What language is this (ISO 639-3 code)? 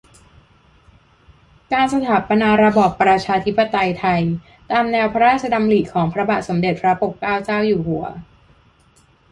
tha